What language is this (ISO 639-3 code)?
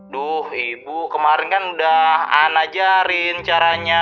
ind